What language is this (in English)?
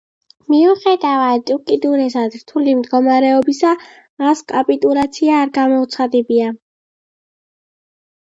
Georgian